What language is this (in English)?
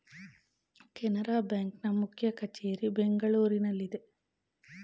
Kannada